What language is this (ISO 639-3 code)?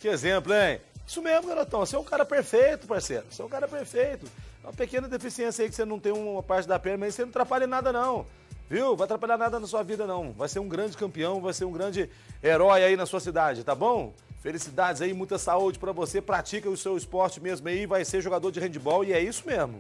por